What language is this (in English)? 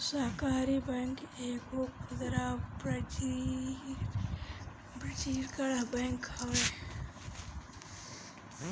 Bhojpuri